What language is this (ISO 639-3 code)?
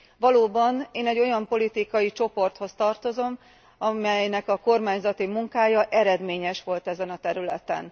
hun